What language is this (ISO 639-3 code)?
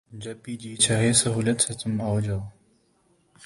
urd